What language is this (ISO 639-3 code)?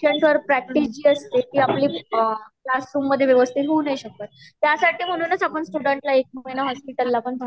mar